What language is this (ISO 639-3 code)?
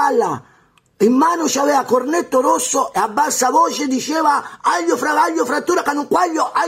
ita